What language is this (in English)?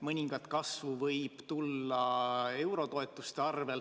Estonian